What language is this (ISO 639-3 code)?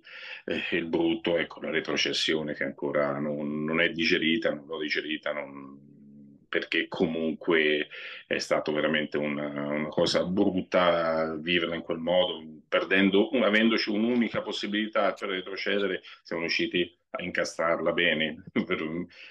ita